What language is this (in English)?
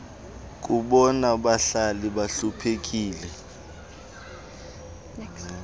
Xhosa